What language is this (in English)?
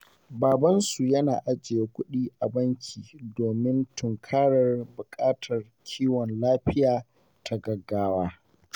Hausa